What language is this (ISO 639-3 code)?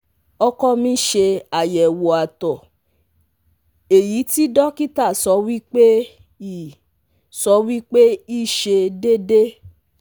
yor